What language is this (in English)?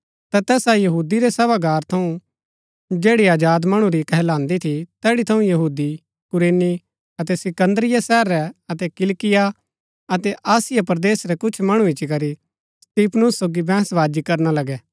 Gaddi